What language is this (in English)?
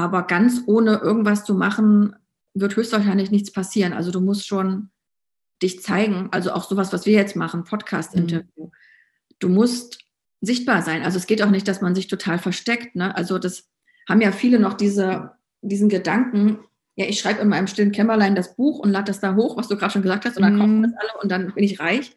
German